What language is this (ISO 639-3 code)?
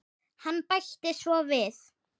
isl